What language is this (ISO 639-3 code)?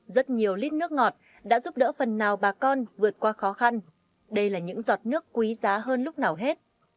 vie